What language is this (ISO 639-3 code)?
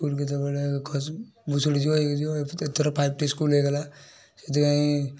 ori